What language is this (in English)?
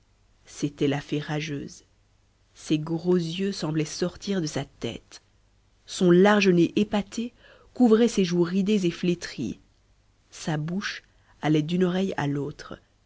French